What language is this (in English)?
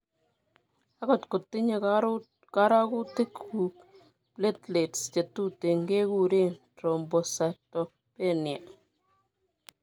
Kalenjin